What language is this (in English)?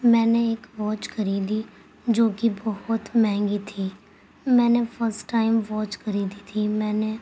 Urdu